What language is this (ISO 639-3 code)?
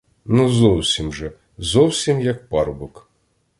ukr